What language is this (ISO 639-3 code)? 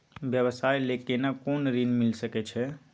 mai